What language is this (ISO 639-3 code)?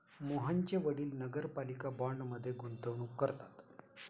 mar